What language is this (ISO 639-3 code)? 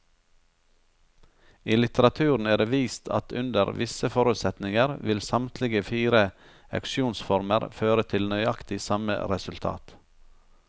nor